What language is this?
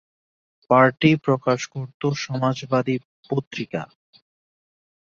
Bangla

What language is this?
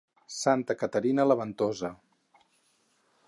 Catalan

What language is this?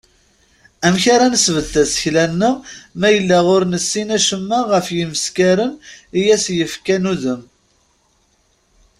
Kabyle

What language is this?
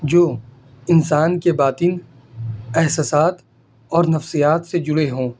Urdu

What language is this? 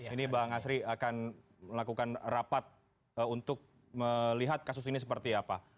Indonesian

